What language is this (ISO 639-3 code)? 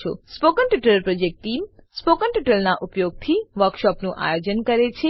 guj